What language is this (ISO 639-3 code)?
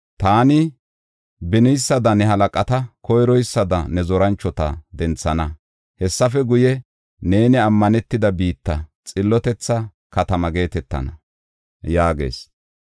gof